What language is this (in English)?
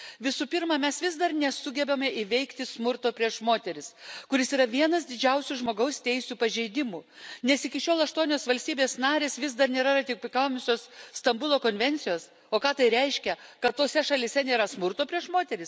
Lithuanian